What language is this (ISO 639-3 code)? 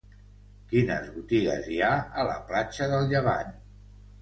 cat